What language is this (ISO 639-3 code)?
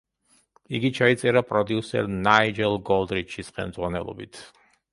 kat